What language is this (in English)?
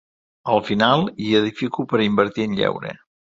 Catalan